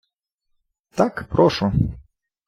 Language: Ukrainian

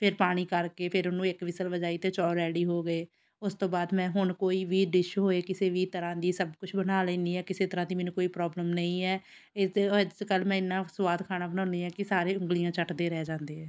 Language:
Punjabi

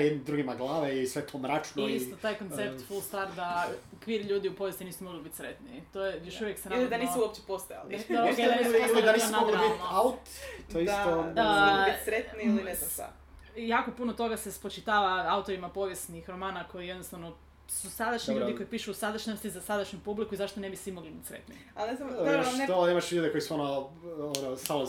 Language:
Croatian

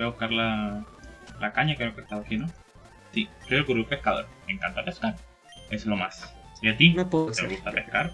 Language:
Spanish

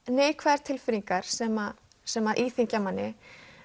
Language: Icelandic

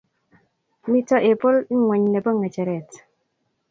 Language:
Kalenjin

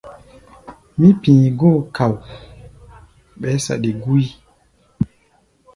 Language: Gbaya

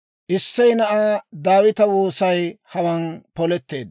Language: Dawro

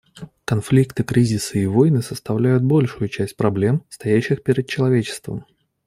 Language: Russian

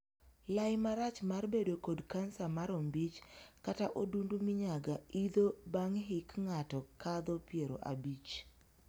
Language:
Luo (Kenya and Tanzania)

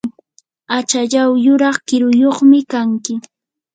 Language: Yanahuanca Pasco Quechua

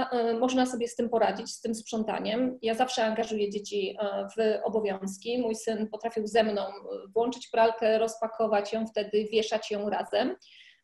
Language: Polish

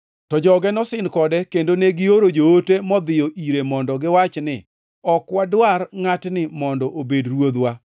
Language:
Luo (Kenya and Tanzania)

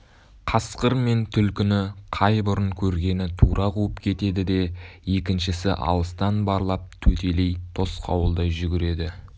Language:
Kazakh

